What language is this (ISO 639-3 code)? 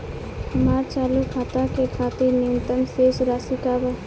bho